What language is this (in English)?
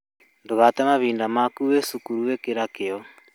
Kikuyu